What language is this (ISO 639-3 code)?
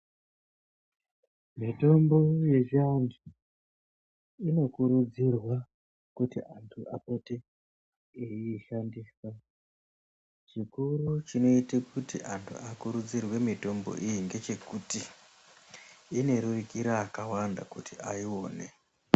ndc